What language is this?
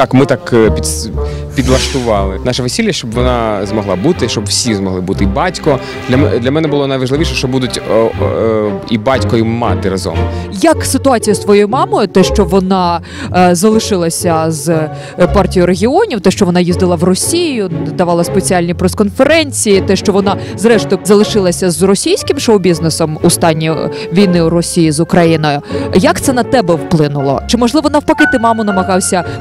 Ukrainian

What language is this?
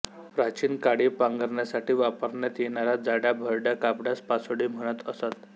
Marathi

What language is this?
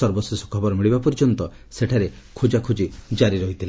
Odia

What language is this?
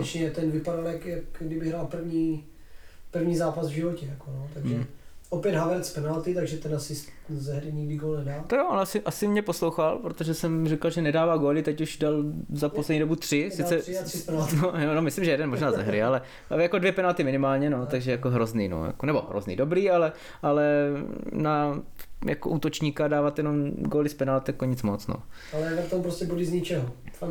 Czech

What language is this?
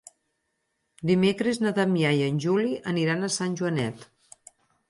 Catalan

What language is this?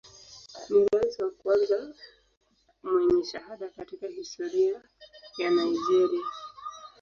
Swahili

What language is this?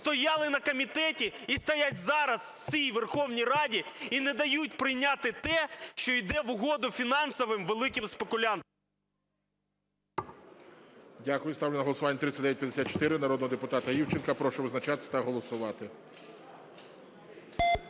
Ukrainian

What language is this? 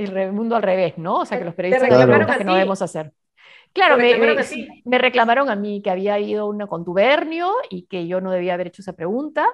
Spanish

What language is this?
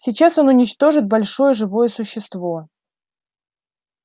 Russian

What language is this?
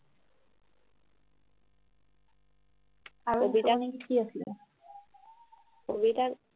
Assamese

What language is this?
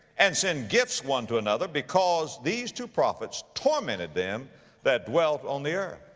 English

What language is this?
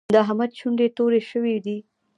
Pashto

